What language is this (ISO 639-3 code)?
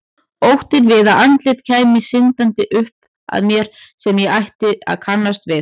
isl